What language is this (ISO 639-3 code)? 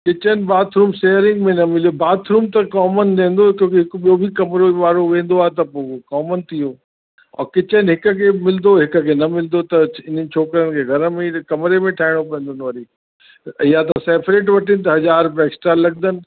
snd